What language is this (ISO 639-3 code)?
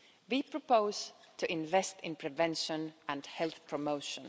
eng